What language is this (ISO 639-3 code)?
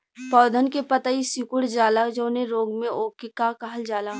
bho